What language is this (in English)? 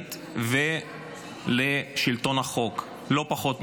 Hebrew